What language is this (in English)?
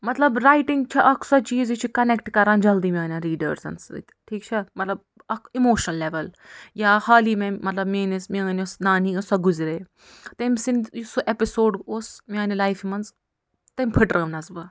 Kashmiri